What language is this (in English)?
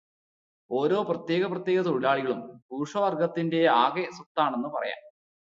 Malayalam